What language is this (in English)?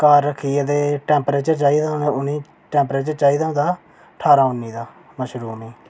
Dogri